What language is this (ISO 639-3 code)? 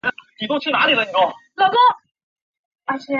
zho